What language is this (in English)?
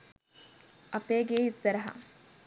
Sinhala